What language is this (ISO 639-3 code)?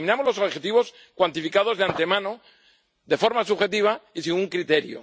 spa